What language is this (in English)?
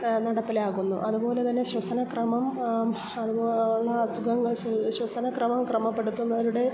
Malayalam